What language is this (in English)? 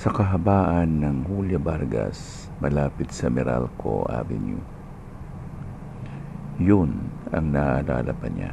Filipino